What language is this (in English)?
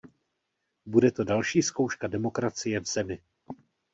Czech